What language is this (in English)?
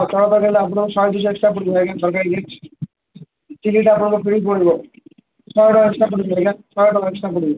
Odia